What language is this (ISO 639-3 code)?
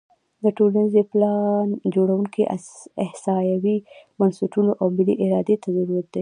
pus